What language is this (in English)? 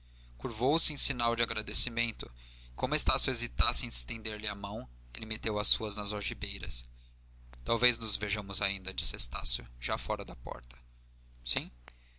Portuguese